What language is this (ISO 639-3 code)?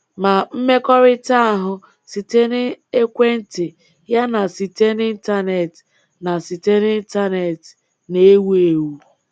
ibo